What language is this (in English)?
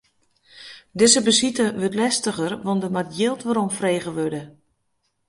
Western Frisian